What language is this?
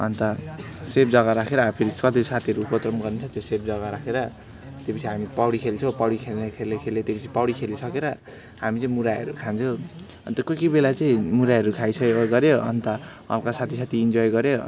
Nepali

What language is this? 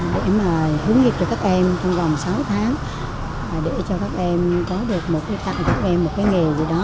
Vietnamese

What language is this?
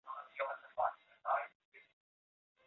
Chinese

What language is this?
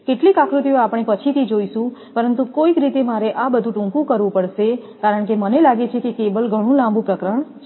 Gujarati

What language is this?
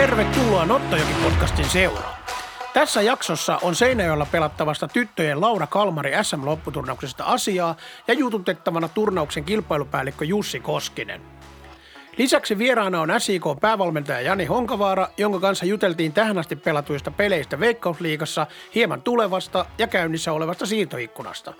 Finnish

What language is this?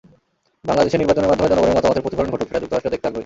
Bangla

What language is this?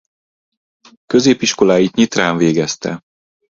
Hungarian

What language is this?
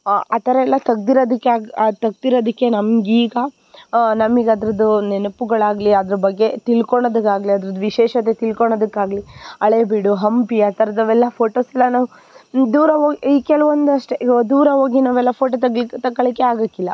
Kannada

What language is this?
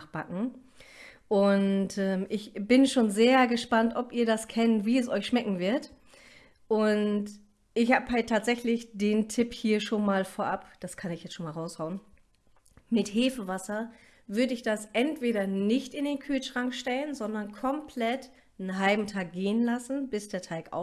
German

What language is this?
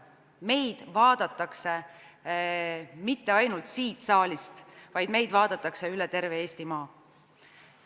Estonian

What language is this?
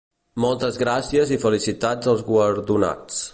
Catalan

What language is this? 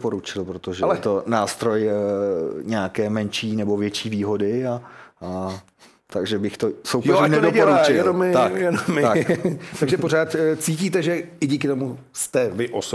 Czech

